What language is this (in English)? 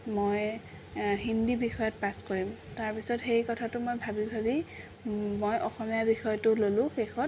Assamese